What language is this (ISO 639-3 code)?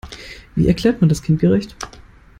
deu